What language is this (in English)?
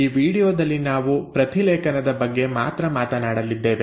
Kannada